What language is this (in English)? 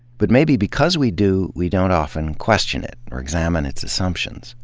English